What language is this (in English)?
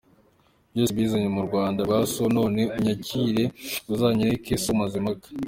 Kinyarwanda